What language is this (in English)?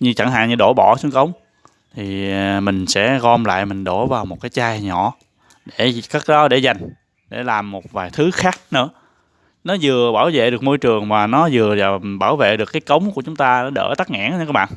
Vietnamese